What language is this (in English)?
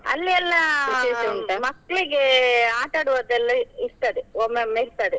Kannada